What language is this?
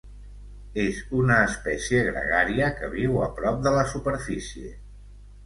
Catalan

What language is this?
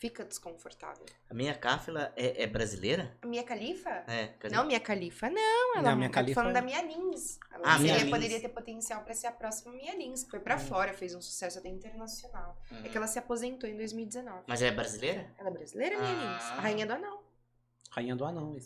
Portuguese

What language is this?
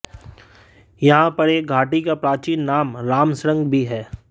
Hindi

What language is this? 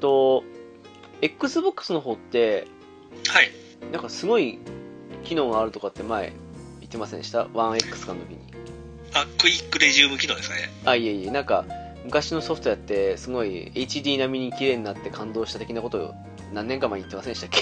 Japanese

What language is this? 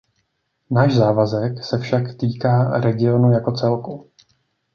Czech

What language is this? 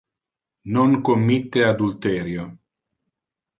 Interlingua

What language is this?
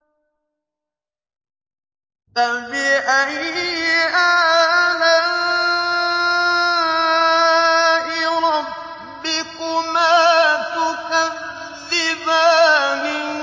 Arabic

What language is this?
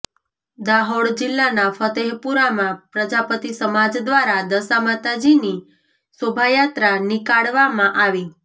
Gujarati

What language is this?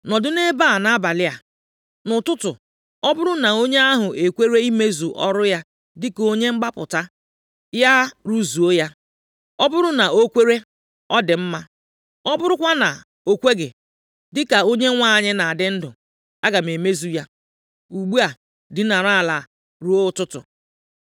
Igbo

